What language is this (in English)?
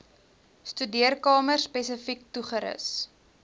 Afrikaans